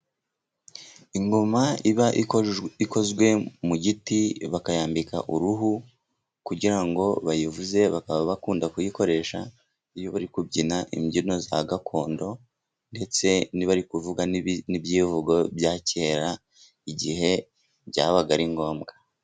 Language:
Kinyarwanda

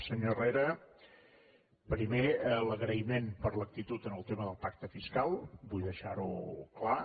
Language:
Catalan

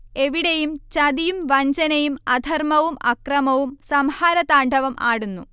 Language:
Malayalam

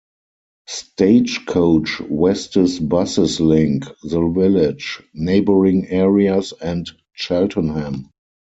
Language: English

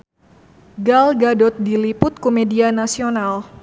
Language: Sundanese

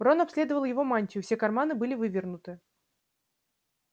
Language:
Russian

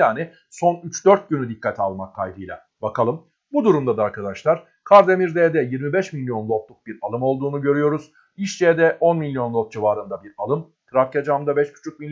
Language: Turkish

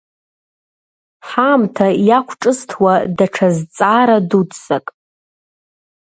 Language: Abkhazian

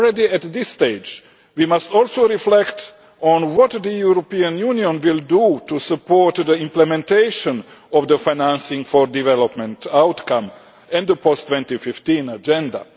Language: English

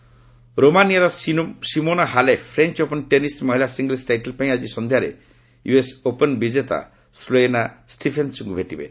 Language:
Odia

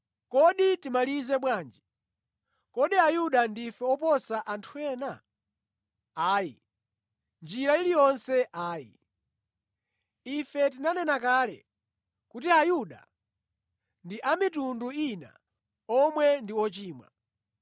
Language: Nyanja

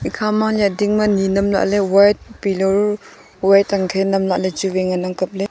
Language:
Wancho Naga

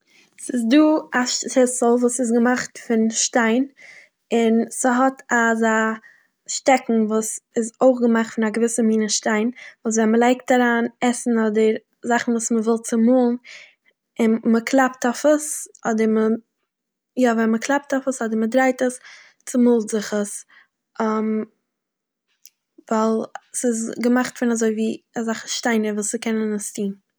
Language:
Yiddish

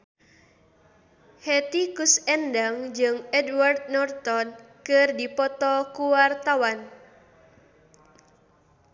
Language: Sundanese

